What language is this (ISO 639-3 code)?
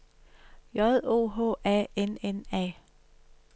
dan